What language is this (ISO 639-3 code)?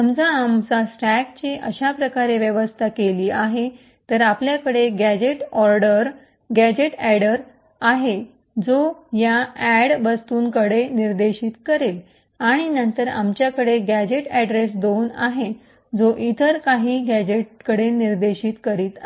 mar